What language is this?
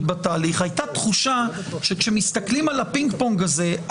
Hebrew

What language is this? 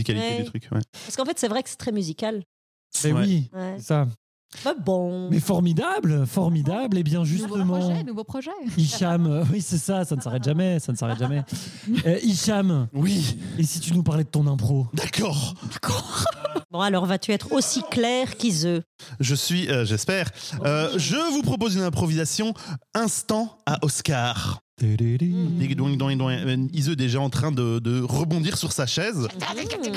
French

